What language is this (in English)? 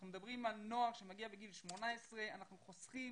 Hebrew